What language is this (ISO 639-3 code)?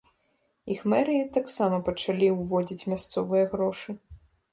bel